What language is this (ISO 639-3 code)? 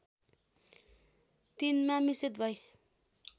nep